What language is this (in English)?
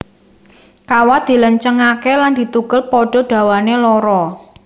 Javanese